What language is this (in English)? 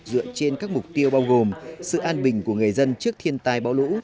Vietnamese